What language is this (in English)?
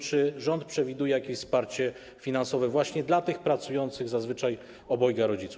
Polish